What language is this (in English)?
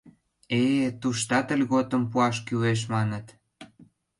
Mari